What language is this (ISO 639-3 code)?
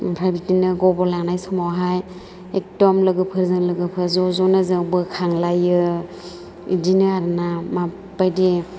brx